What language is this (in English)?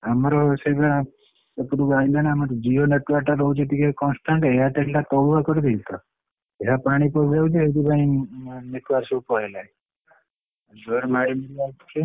Odia